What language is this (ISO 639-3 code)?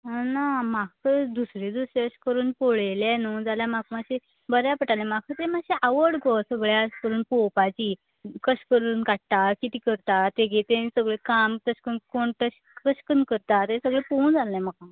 kok